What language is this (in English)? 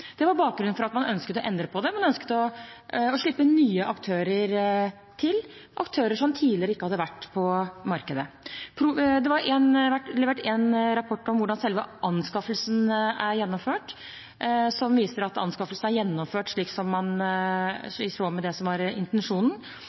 Norwegian Bokmål